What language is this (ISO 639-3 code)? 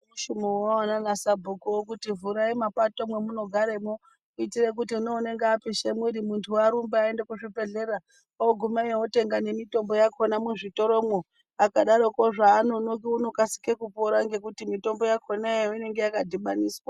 ndc